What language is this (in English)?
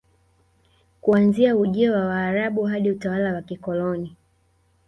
Swahili